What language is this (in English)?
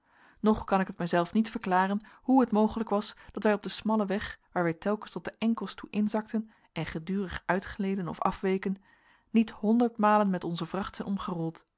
Dutch